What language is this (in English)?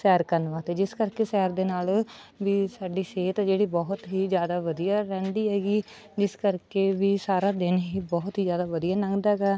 Punjabi